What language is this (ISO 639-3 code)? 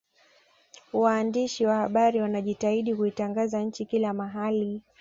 swa